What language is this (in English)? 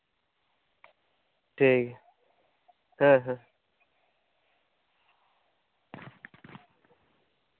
Santali